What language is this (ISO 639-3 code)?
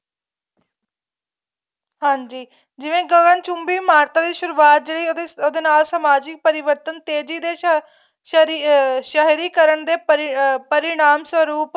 pan